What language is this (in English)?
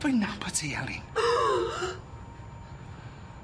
Welsh